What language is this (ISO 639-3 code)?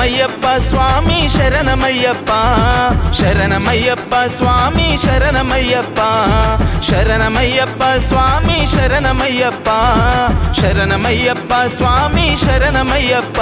tel